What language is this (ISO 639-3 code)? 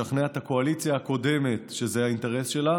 heb